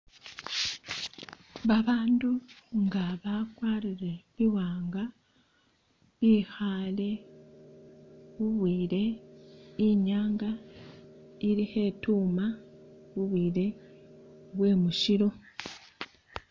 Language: Masaaba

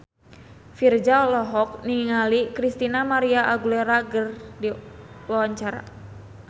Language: Sundanese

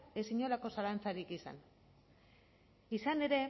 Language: Basque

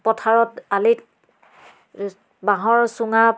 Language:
Assamese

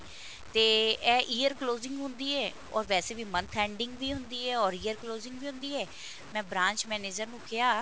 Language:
Punjabi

